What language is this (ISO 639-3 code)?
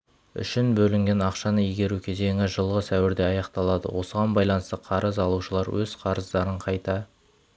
kaz